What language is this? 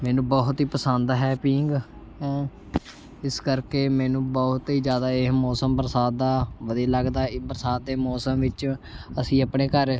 Punjabi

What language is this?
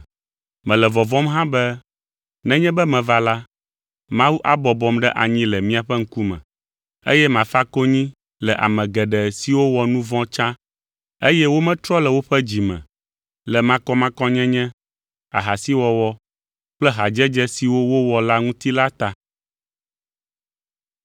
Ewe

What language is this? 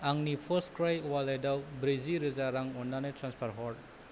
Bodo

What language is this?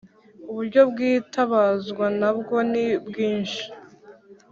Kinyarwanda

